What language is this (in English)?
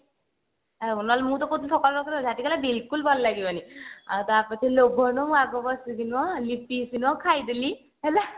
Odia